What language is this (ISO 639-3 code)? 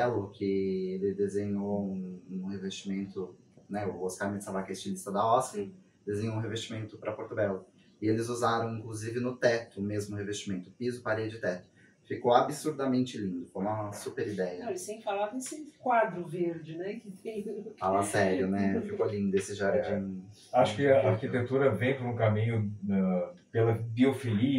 por